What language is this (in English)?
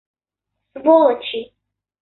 Russian